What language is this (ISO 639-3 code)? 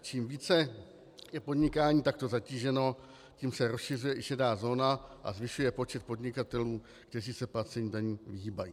ces